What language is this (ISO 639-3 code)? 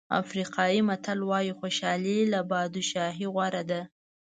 pus